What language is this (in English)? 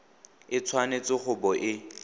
Tswana